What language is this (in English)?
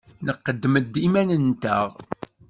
Kabyle